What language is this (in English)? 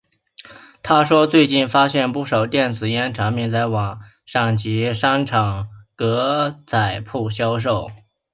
Chinese